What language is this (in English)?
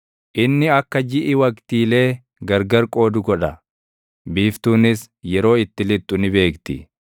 Oromo